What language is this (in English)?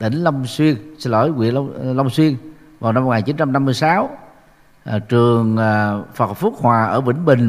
Vietnamese